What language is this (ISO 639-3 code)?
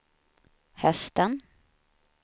swe